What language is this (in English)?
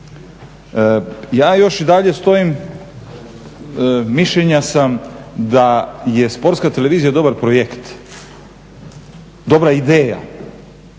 Croatian